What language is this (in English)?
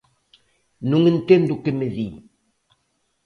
Galician